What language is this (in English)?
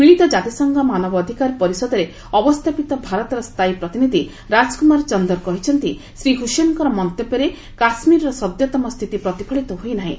Odia